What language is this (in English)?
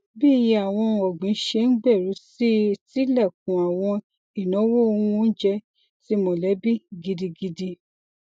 Yoruba